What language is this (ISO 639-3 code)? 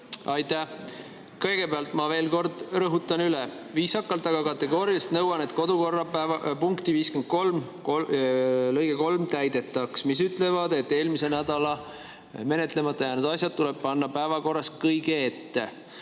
est